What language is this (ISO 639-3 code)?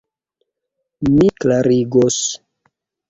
epo